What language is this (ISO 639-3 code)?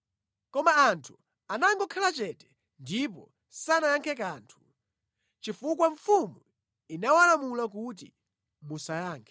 nya